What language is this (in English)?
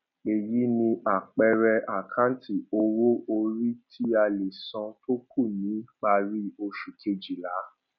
Yoruba